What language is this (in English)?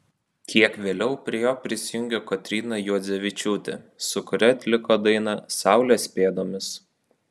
Lithuanian